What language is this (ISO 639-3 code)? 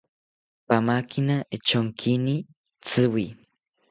cpy